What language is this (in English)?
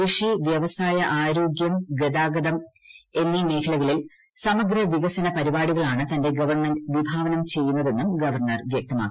Malayalam